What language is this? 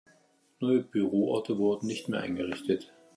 German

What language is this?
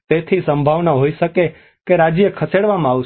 Gujarati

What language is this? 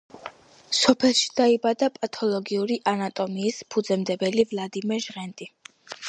Georgian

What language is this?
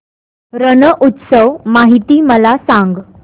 Marathi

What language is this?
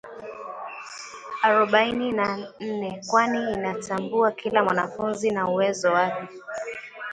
Swahili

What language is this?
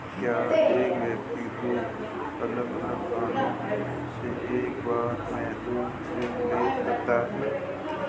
Hindi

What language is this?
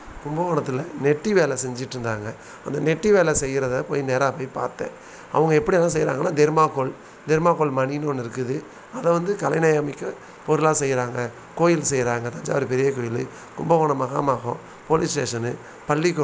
Tamil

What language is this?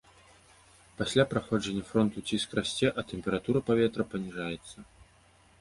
Belarusian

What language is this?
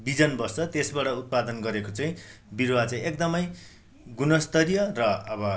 Nepali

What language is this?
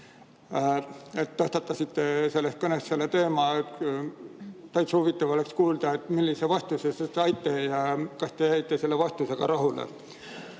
Estonian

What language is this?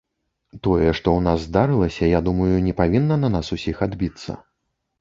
Belarusian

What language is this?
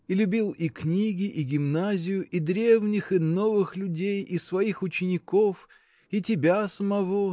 Russian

